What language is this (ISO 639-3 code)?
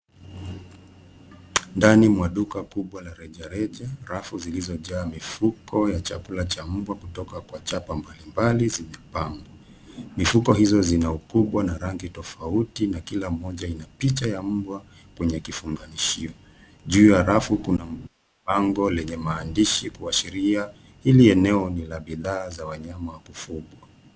swa